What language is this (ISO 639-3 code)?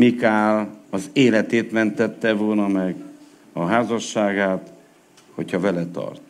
hun